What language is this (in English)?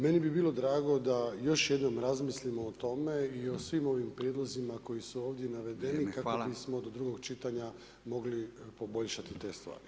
Croatian